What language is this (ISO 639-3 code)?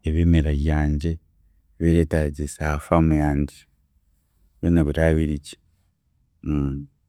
cgg